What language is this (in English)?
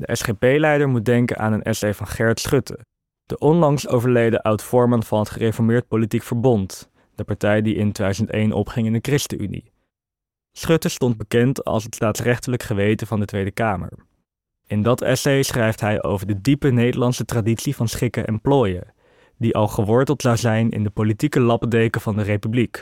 Dutch